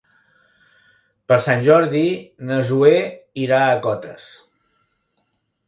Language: Catalan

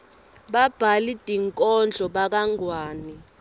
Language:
Swati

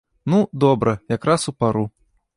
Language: Belarusian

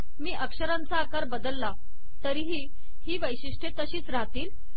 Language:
Marathi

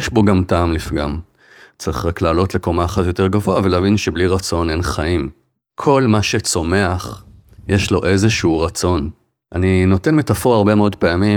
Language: Hebrew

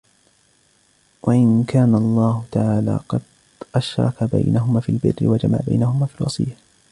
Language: Arabic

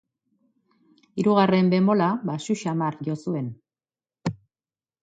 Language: Basque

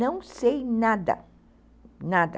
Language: Portuguese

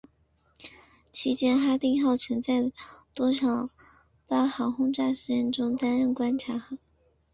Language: Chinese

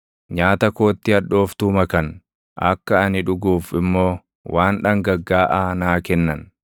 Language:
Oromo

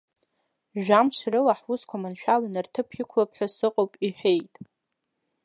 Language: Abkhazian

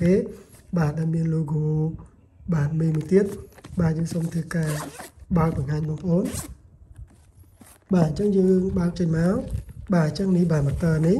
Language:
Vietnamese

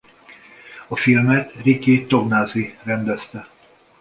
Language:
Hungarian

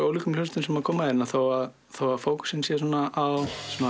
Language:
Icelandic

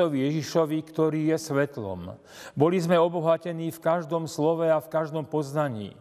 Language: Slovak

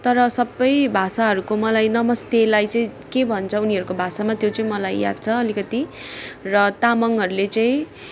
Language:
Nepali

